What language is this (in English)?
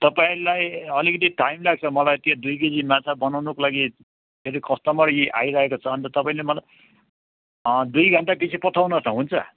Nepali